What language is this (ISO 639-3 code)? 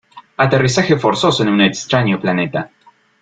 spa